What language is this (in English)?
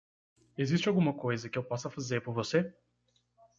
Portuguese